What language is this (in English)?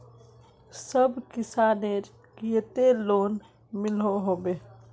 Magahi